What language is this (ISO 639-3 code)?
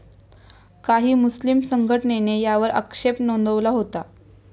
mar